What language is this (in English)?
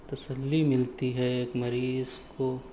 Urdu